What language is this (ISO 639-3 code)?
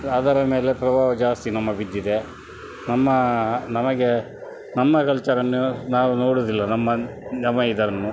kan